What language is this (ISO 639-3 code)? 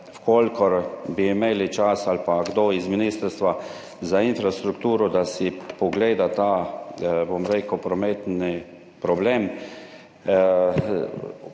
slv